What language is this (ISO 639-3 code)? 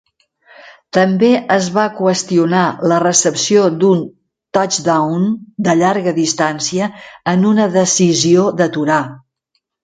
cat